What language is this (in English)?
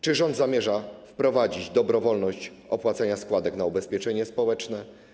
Polish